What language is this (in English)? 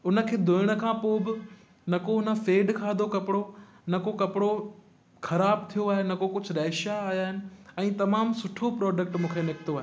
Sindhi